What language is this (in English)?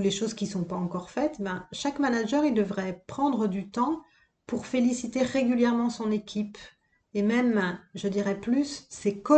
French